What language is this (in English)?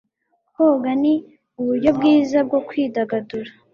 Kinyarwanda